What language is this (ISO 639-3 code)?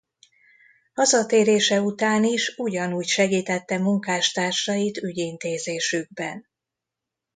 hun